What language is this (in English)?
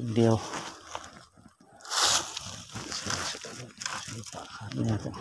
Thai